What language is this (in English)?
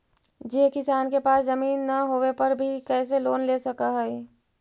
Magahi